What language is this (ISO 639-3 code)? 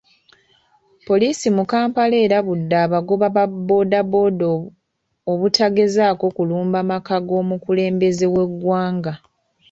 lug